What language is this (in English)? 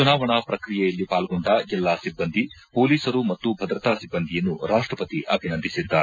Kannada